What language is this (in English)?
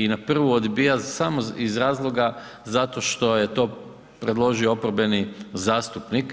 Croatian